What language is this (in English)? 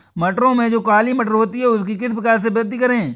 Hindi